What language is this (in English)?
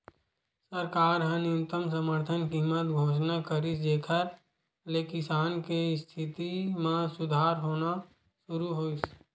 Chhattisgarhi